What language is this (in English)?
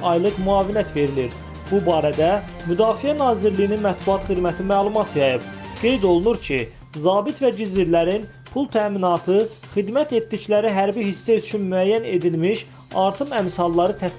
Turkish